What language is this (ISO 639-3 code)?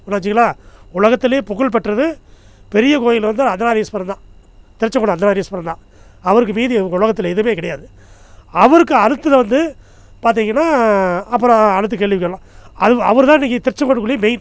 tam